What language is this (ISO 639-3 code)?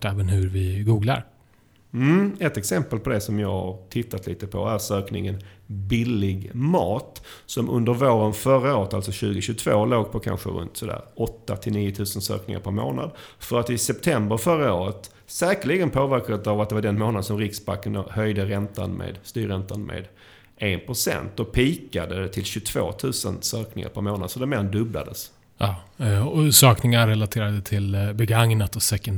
swe